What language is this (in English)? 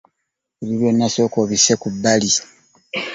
Ganda